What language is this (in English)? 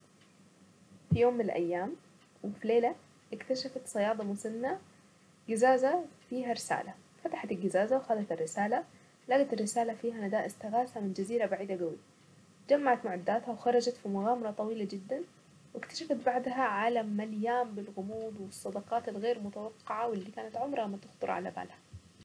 Saidi Arabic